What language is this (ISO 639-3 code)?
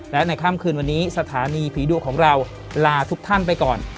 tha